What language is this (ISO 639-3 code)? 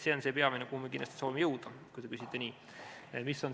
est